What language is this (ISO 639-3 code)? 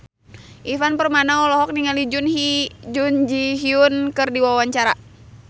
sun